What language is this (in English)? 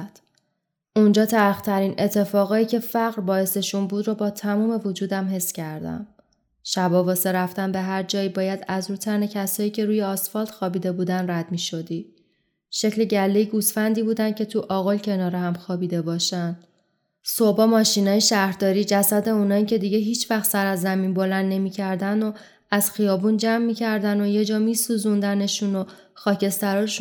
Persian